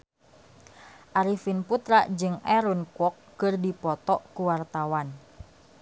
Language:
Sundanese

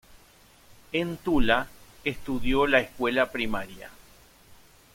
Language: Spanish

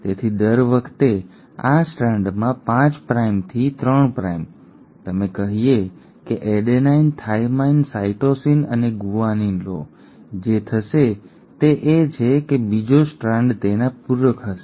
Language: Gujarati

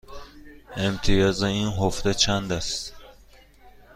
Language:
Persian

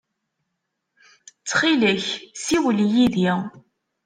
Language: Kabyle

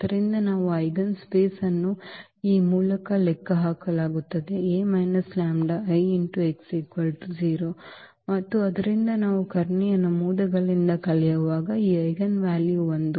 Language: Kannada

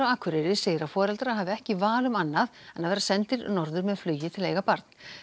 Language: Icelandic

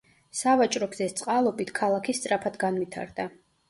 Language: Georgian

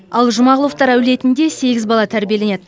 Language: Kazakh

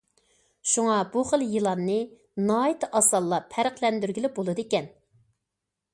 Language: Uyghur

